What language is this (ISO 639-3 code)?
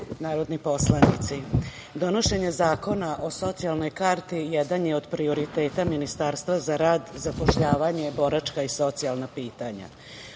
srp